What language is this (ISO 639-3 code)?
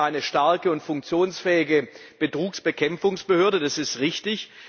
deu